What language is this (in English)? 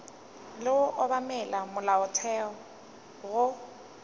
Northern Sotho